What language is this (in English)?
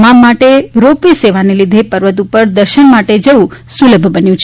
Gujarati